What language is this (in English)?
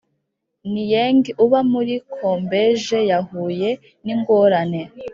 Kinyarwanda